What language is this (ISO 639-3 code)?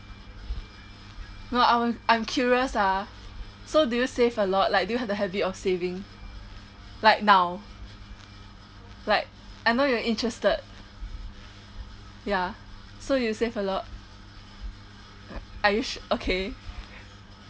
eng